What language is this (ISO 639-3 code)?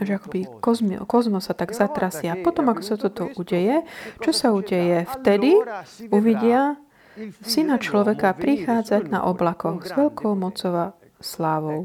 slk